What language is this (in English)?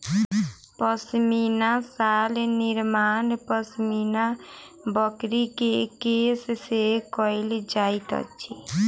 Maithili